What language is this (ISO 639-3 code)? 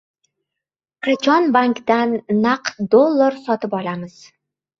uzb